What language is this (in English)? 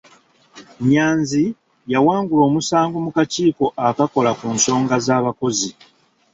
Ganda